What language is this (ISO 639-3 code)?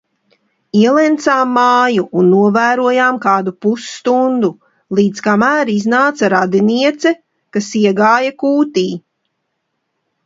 lav